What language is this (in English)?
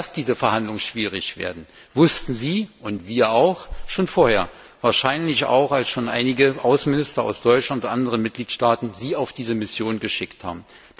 German